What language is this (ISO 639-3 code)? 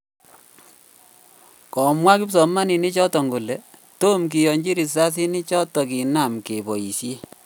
kln